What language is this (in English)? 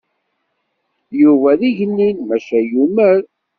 Kabyle